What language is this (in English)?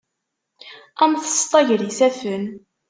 Kabyle